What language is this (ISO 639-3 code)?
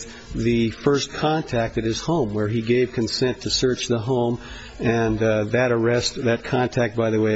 eng